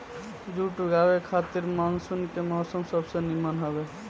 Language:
Bhojpuri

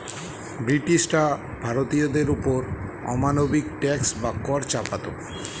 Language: Bangla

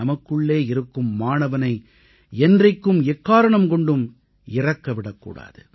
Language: Tamil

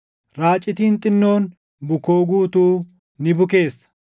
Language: Oromo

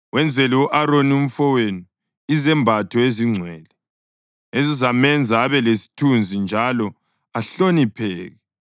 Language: North Ndebele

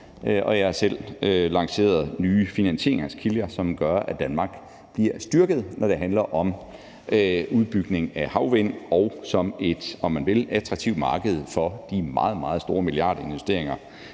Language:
Danish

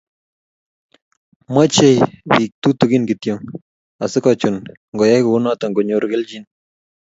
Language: Kalenjin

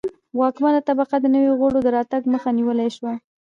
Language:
Pashto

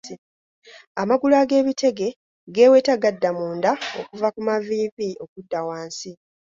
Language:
Ganda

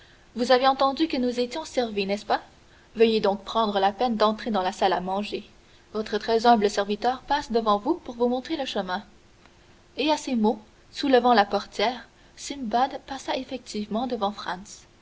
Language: French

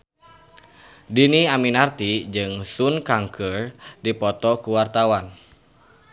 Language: Sundanese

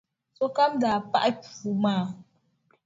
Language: Dagbani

